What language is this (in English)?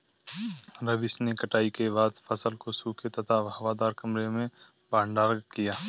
Hindi